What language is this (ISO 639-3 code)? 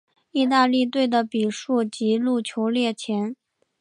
zho